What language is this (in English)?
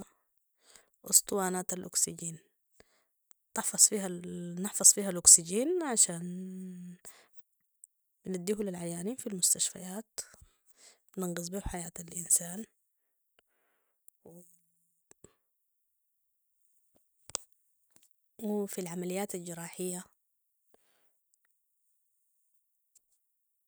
Sudanese Arabic